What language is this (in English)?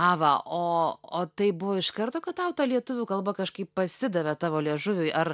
Lithuanian